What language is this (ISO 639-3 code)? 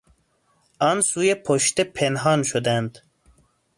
fas